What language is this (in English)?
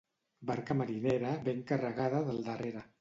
Catalan